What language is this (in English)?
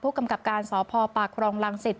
Thai